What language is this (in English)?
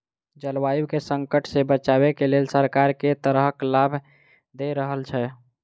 Maithili